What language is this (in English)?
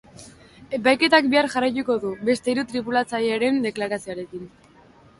Basque